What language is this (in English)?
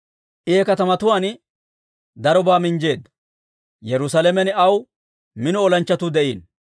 Dawro